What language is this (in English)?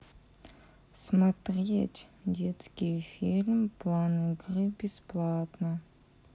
Russian